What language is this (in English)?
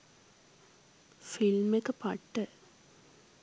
Sinhala